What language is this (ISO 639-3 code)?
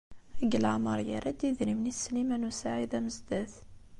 kab